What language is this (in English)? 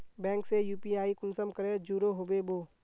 Magahi